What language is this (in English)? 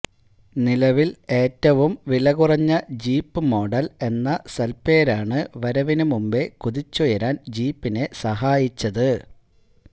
Malayalam